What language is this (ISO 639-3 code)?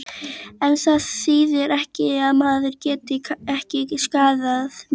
isl